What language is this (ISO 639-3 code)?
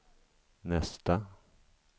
swe